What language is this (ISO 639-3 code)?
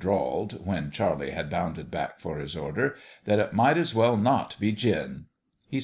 eng